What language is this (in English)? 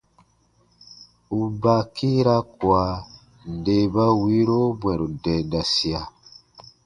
Baatonum